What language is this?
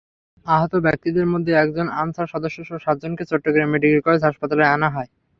Bangla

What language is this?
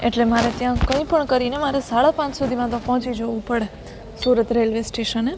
Gujarati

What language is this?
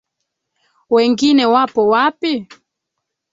Swahili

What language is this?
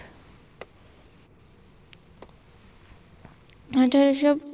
Bangla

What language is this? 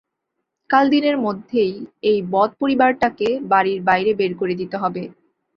Bangla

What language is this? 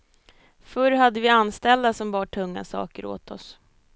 Swedish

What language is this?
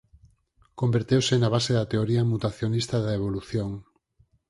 Galician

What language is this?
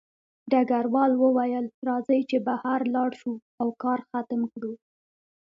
Pashto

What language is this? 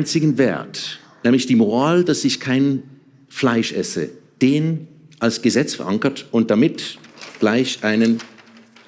German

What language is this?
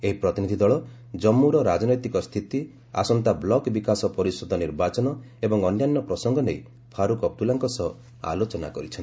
Odia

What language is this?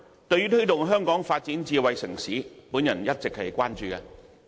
Cantonese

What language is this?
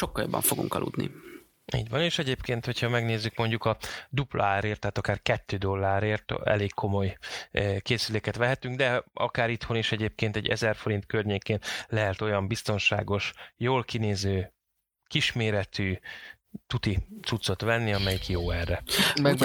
Hungarian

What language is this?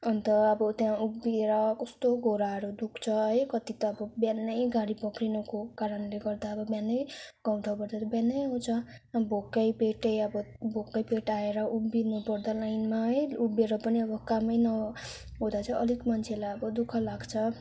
Nepali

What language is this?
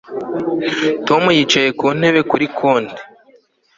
Kinyarwanda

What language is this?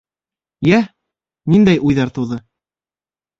Bashkir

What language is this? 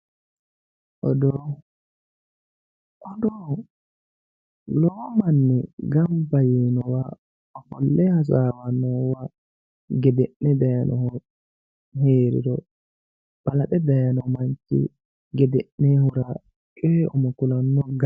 Sidamo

